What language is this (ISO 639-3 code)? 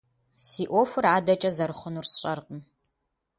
kbd